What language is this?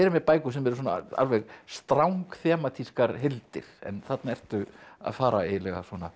Icelandic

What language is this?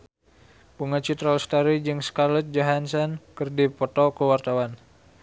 Sundanese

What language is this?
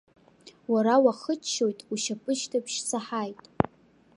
Abkhazian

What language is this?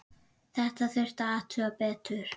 Icelandic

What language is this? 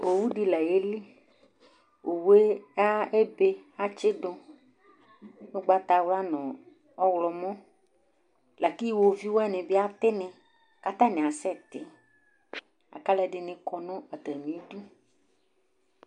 Ikposo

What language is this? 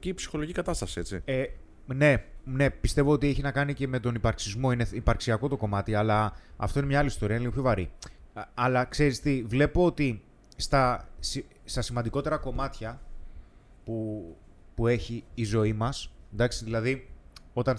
Greek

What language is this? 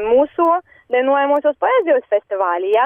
Lithuanian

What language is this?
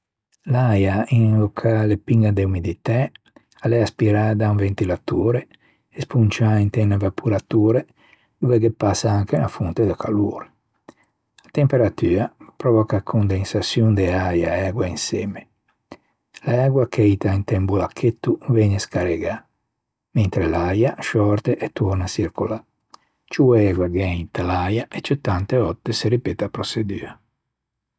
Ligurian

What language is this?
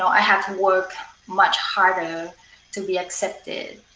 English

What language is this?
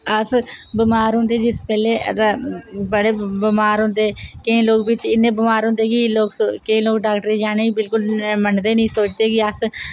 Dogri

